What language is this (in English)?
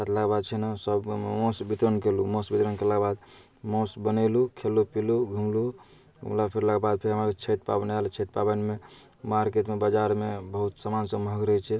Maithili